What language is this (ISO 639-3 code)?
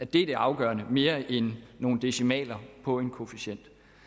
dan